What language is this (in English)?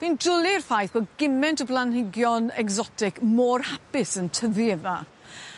Welsh